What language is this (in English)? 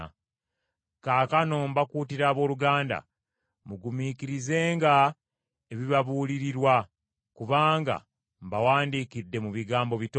Ganda